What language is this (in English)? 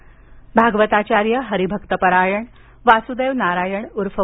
Marathi